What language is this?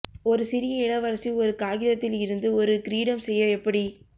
Tamil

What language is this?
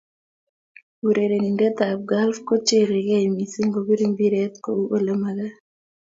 Kalenjin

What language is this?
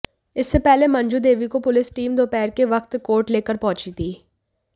Hindi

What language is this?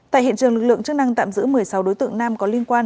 Vietnamese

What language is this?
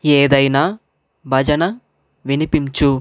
Telugu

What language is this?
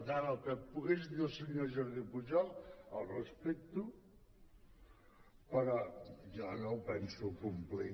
Catalan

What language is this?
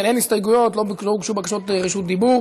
Hebrew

